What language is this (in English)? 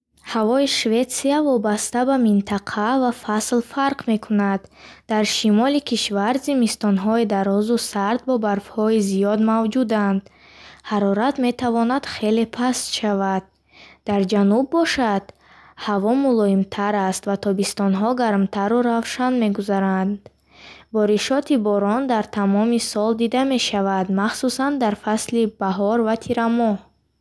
Bukharic